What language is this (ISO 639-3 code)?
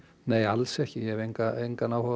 isl